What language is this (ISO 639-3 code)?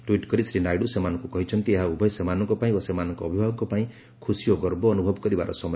ori